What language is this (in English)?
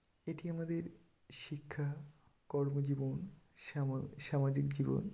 Bangla